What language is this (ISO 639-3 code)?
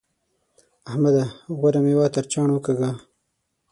pus